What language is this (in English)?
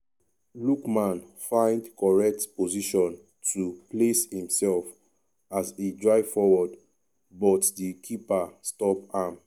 Nigerian Pidgin